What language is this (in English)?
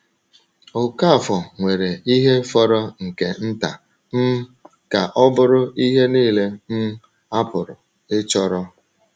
Igbo